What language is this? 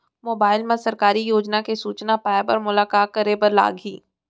Chhattisgarhi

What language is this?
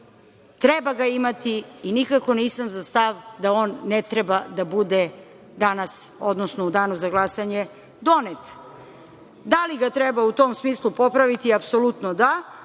Serbian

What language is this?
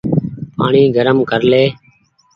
Goaria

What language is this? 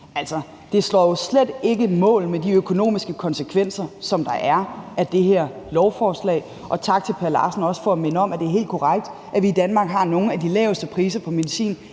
Danish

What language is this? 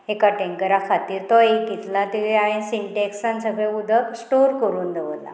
Konkani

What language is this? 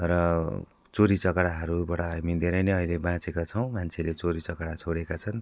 Nepali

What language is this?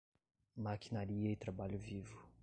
Portuguese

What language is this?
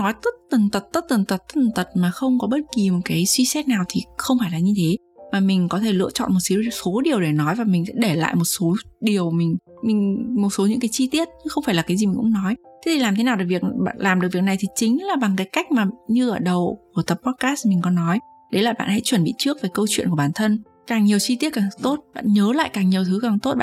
Vietnamese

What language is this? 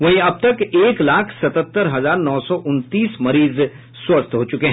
Hindi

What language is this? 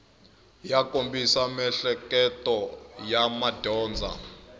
Tsonga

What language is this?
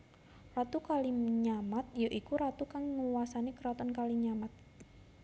Javanese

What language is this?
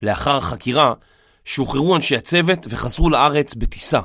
Hebrew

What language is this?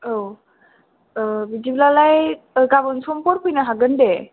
Bodo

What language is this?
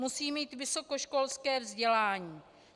Czech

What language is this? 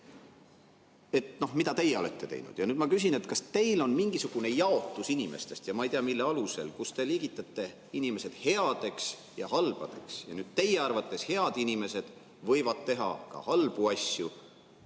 Estonian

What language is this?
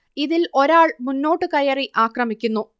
Malayalam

